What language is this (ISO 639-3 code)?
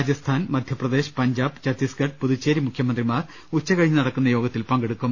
mal